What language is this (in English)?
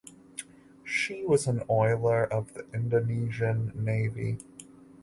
English